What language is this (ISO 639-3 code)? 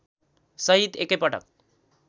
nep